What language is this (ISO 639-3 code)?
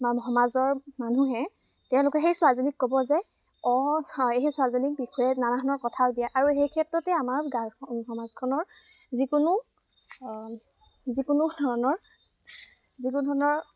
asm